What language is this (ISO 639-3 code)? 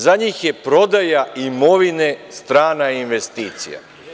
srp